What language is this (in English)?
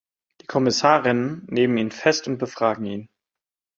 German